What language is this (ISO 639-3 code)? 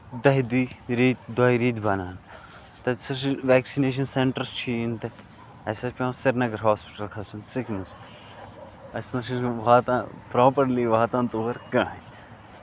kas